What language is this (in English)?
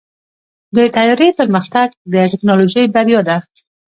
Pashto